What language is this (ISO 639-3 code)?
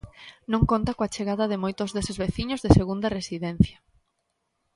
glg